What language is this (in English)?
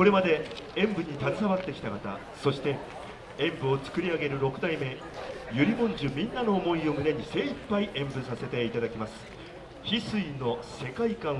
Japanese